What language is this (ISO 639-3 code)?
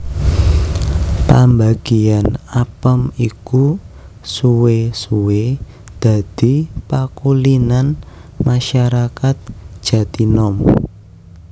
jav